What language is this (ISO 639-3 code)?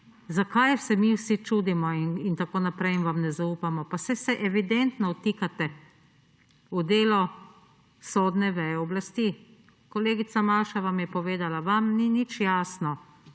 slv